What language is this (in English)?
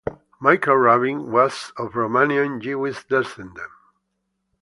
English